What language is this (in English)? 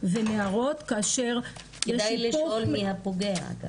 Hebrew